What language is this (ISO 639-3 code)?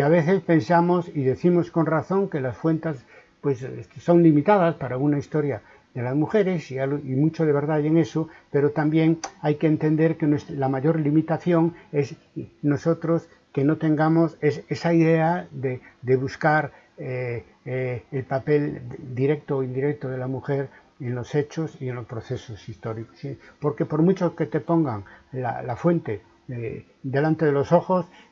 spa